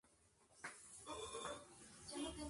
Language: Spanish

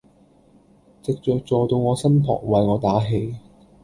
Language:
Cantonese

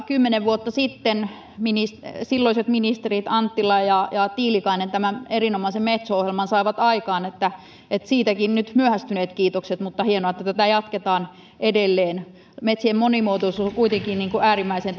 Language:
Finnish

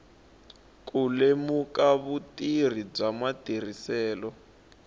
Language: Tsonga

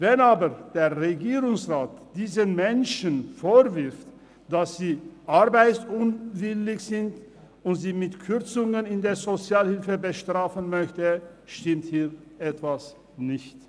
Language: Swiss German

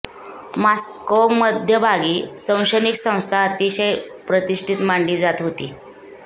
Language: Marathi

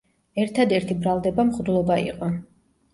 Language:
Georgian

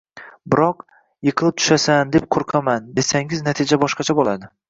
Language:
Uzbek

